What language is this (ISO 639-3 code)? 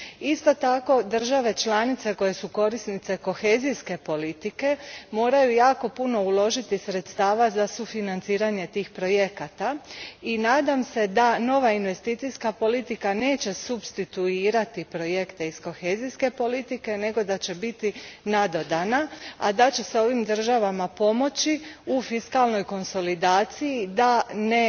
hrv